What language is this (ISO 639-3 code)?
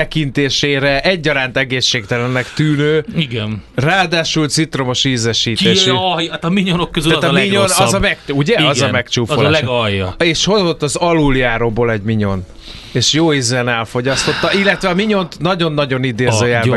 hun